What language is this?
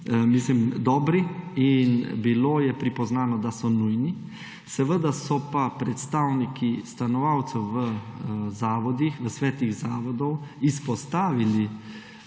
Slovenian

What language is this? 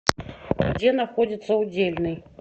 Russian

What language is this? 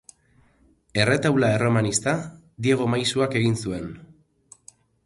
Basque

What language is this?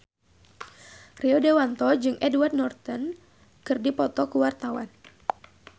Sundanese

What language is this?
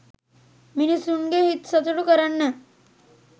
Sinhala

